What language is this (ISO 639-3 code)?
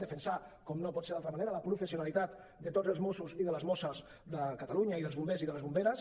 cat